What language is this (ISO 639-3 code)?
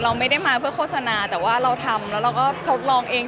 tha